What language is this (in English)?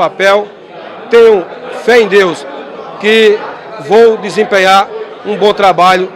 Portuguese